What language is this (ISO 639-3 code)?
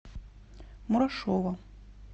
rus